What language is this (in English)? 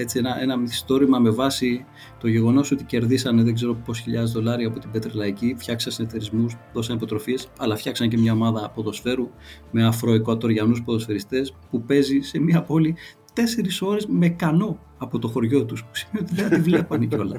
Greek